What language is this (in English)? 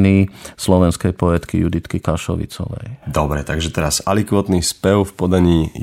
Slovak